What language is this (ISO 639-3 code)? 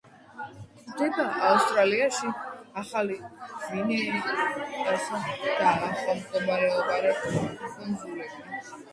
kat